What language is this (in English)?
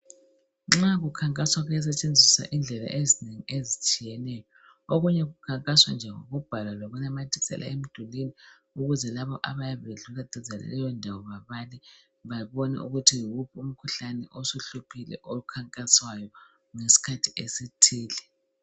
North Ndebele